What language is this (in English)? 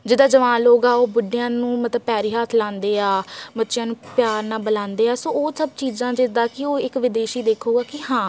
Punjabi